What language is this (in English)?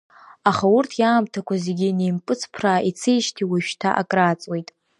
Abkhazian